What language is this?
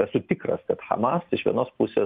Lithuanian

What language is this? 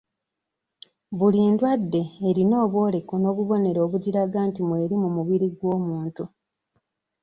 Ganda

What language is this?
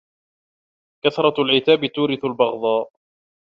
Arabic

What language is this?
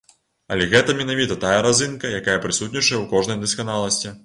Belarusian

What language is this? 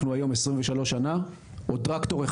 Hebrew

